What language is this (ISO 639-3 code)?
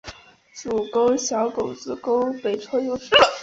zho